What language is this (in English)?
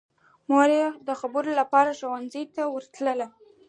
Pashto